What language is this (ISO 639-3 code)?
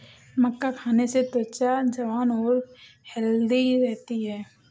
hin